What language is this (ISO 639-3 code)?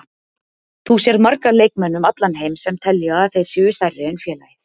isl